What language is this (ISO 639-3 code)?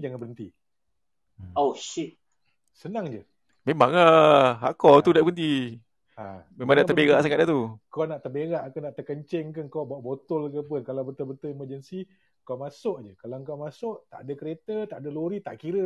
msa